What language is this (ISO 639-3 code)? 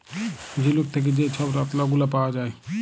ben